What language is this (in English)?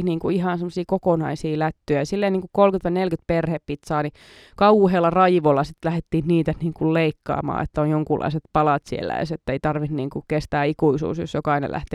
Finnish